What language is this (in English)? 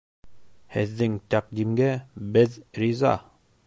Bashkir